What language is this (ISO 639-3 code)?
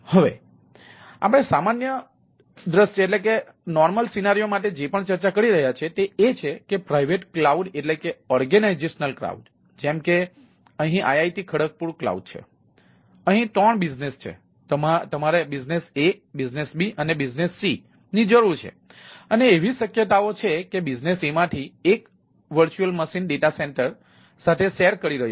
guj